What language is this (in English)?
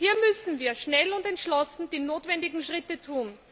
German